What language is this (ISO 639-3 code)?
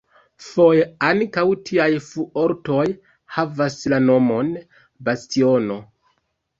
epo